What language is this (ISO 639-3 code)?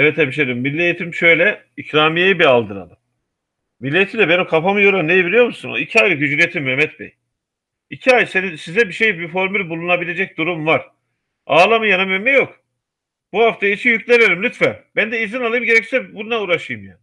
tur